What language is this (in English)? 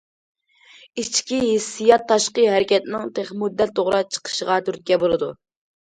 Uyghur